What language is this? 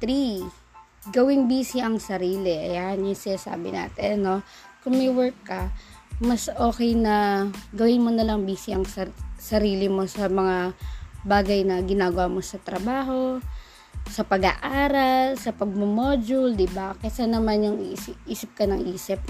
Filipino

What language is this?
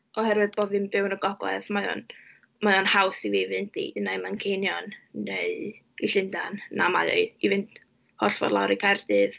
Welsh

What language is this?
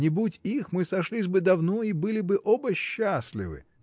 Russian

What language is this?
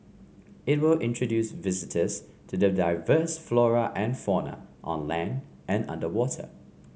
English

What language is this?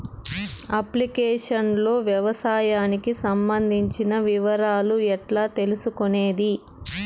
Telugu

